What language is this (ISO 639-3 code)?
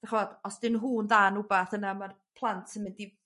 cym